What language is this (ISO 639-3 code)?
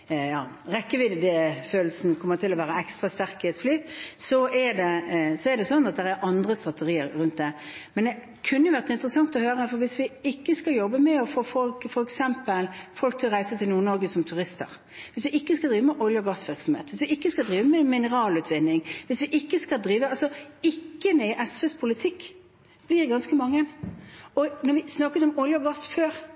nob